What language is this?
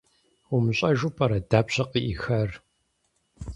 Kabardian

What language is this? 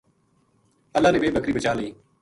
Gujari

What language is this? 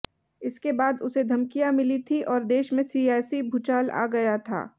Hindi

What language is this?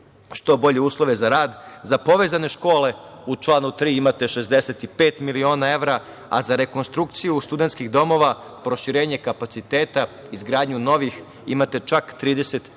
Serbian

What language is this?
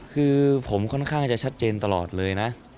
Thai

